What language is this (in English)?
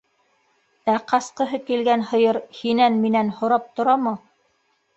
Bashkir